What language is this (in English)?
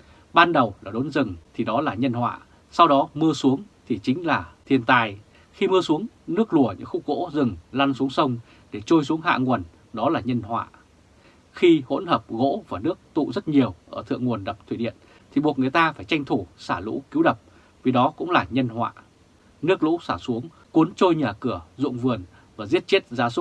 Vietnamese